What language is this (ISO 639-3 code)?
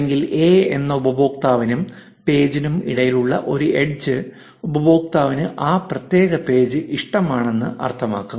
mal